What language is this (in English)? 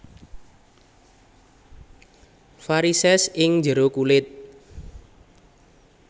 Javanese